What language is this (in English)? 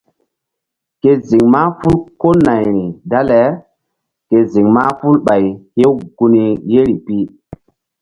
Mbum